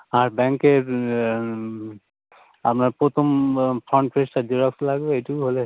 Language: Bangla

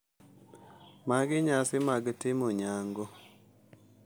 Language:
Luo (Kenya and Tanzania)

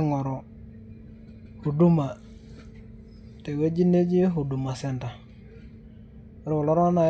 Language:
Masai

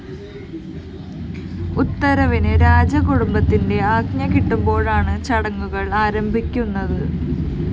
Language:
Malayalam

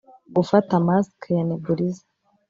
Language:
Kinyarwanda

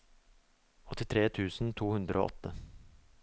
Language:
Norwegian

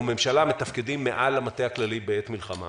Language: Hebrew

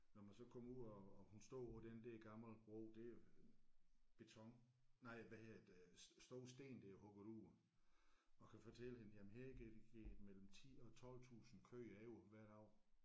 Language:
Danish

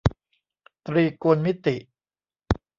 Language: Thai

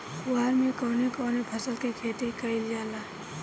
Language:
Bhojpuri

